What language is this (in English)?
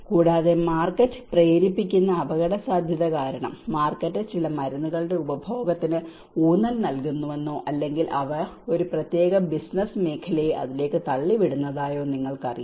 Malayalam